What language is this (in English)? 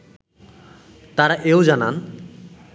Bangla